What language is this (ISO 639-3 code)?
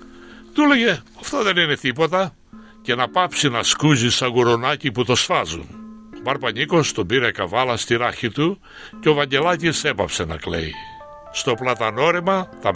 ell